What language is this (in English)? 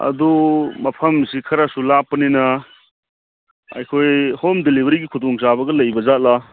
Manipuri